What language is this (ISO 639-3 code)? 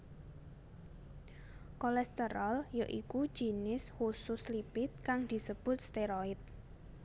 jav